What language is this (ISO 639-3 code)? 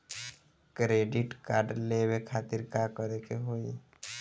bho